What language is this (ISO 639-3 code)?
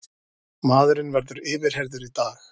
isl